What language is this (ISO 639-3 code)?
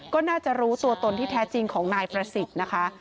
tha